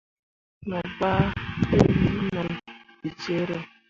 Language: Mundang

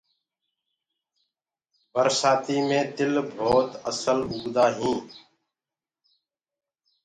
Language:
Gurgula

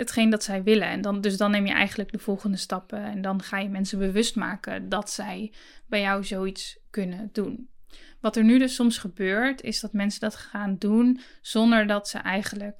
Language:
Dutch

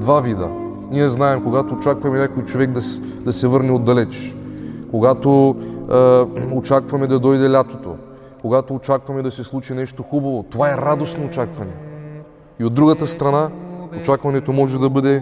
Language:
Bulgarian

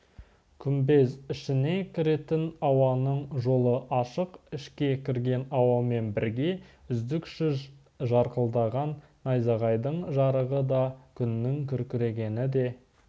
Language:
Kazakh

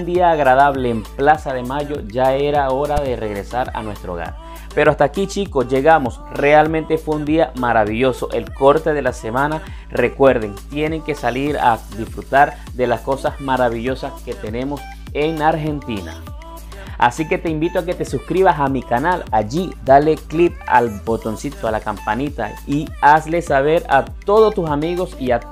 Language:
Spanish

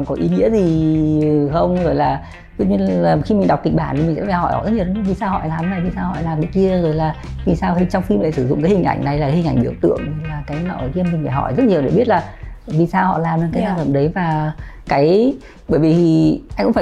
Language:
Vietnamese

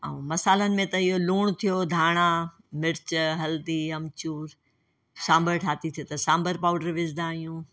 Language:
Sindhi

